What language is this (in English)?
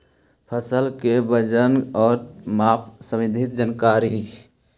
Magahi